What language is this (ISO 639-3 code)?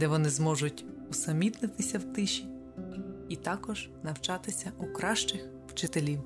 ukr